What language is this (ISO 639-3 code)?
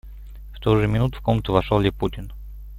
rus